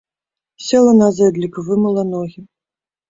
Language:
Belarusian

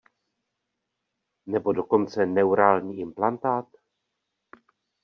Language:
Czech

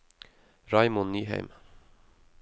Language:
Norwegian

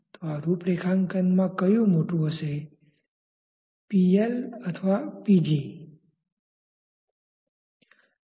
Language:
Gujarati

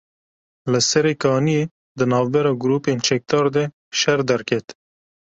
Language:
Kurdish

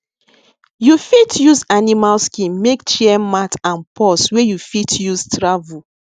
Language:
Nigerian Pidgin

